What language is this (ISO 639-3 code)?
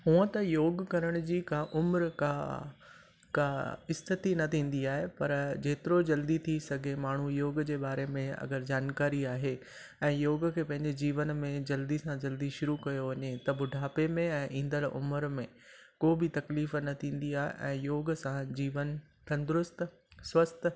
snd